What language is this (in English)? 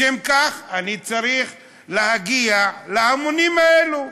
Hebrew